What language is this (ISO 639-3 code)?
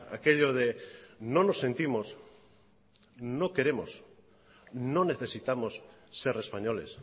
spa